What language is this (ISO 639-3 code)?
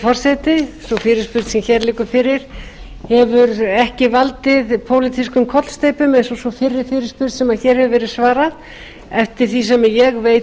isl